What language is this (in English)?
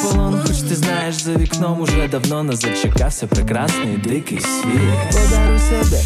Ukrainian